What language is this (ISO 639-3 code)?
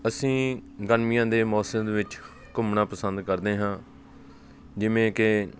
pan